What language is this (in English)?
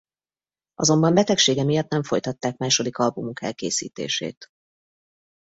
Hungarian